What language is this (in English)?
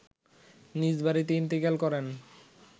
Bangla